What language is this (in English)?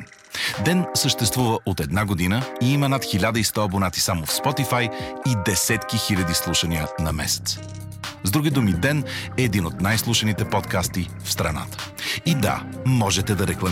Bulgarian